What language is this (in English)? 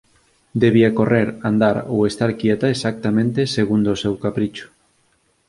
Galician